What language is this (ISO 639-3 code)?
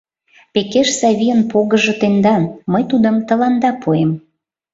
chm